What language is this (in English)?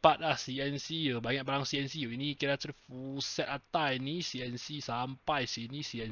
Malay